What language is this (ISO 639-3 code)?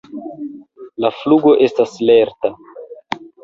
epo